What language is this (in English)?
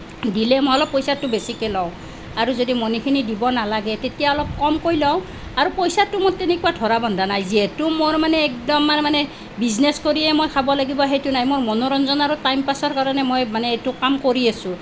Assamese